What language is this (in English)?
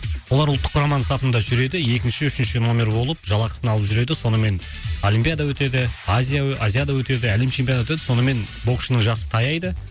Kazakh